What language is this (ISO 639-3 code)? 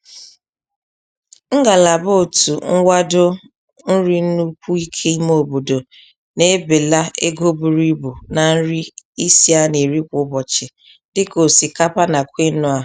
ibo